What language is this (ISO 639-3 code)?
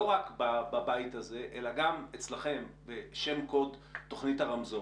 heb